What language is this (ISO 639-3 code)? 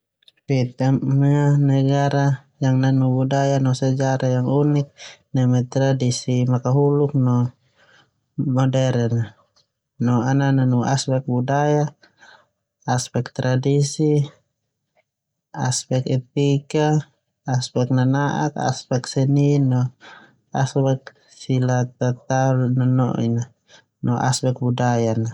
twu